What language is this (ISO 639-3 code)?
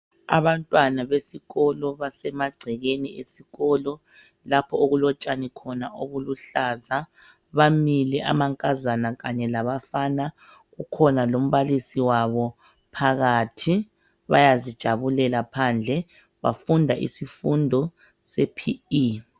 nde